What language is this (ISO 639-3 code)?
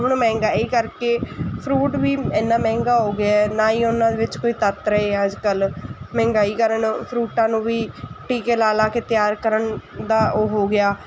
pan